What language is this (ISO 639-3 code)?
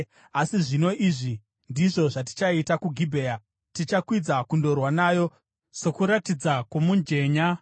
sna